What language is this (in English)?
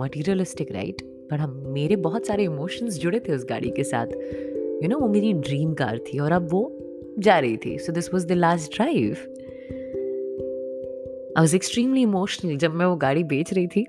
Hindi